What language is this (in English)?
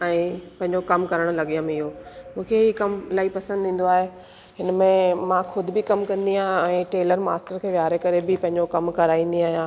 Sindhi